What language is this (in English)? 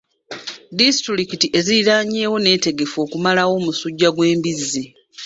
Ganda